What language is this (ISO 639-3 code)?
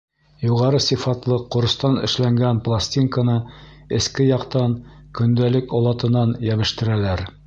bak